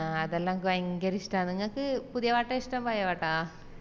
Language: Malayalam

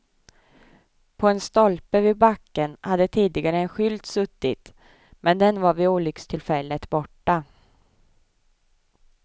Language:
Swedish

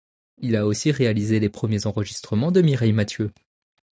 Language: French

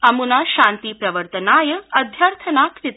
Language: Sanskrit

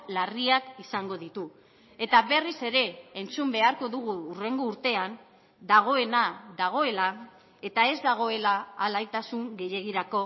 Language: Basque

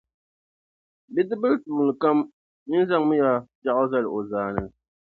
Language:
Dagbani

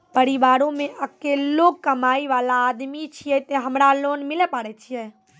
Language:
Maithili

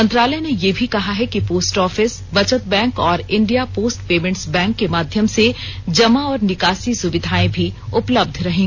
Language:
Hindi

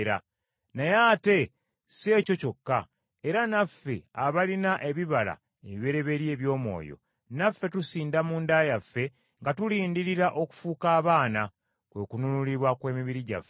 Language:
Ganda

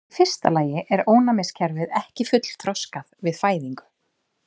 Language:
Icelandic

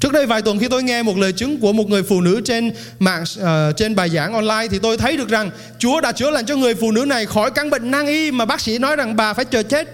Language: Vietnamese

